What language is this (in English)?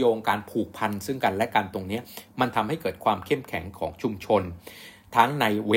Thai